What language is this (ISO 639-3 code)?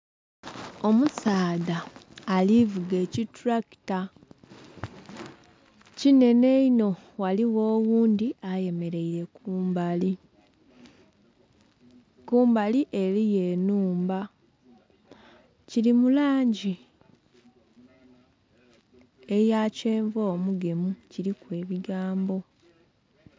xog